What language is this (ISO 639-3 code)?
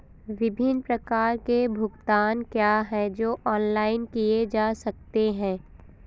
hin